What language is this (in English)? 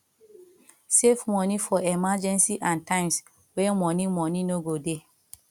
Nigerian Pidgin